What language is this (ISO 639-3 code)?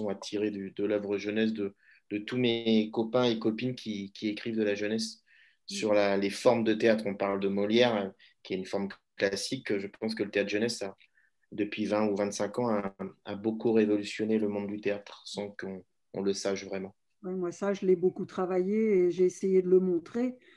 fra